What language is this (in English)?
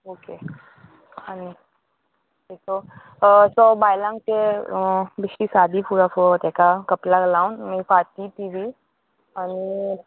Konkani